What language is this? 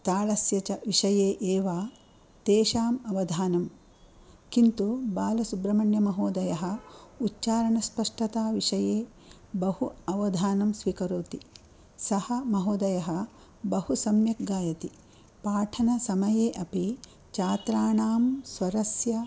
Sanskrit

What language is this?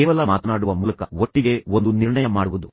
Kannada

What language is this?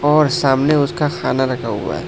Hindi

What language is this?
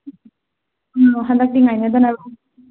Manipuri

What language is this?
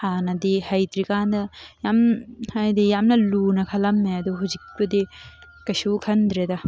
Manipuri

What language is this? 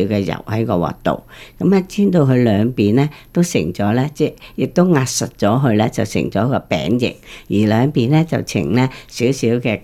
Chinese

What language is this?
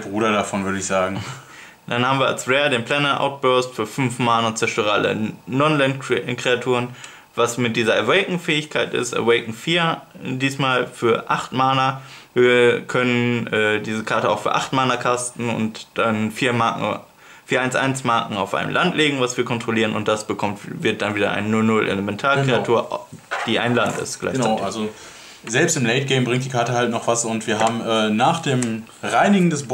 German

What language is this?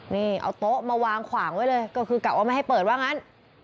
Thai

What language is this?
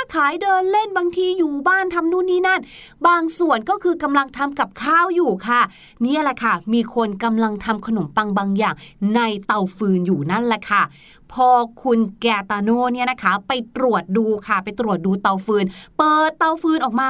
Thai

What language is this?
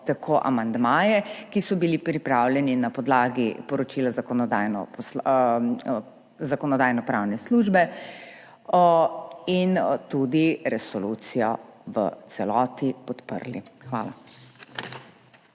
Slovenian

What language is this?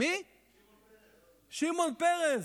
Hebrew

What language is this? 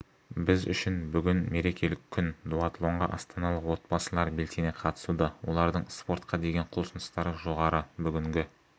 Kazakh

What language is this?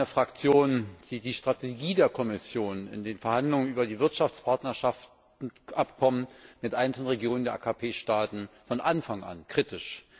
German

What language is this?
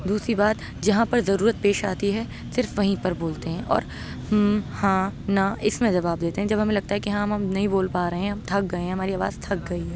Urdu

